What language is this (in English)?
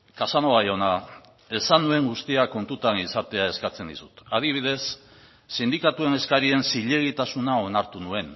Basque